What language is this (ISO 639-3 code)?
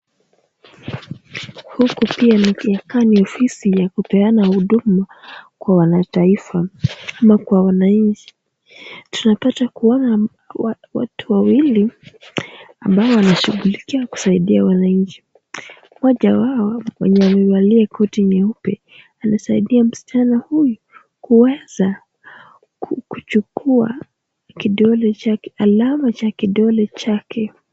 swa